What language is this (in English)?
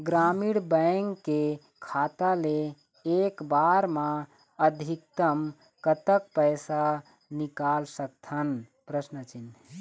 Chhattisgarhi